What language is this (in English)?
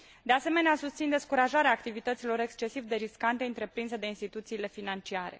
Romanian